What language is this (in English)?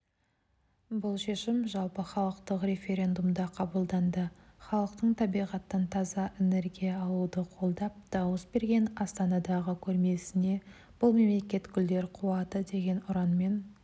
Kazakh